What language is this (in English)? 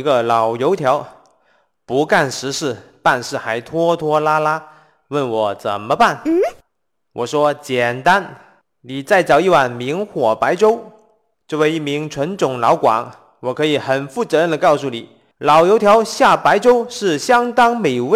Chinese